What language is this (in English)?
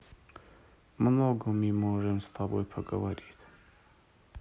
Russian